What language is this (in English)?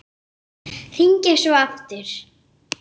Icelandic